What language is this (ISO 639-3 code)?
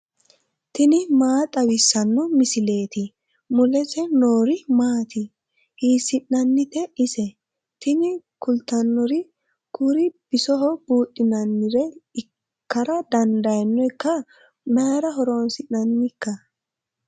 sid